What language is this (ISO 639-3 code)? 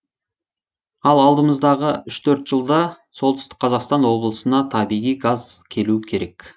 kaz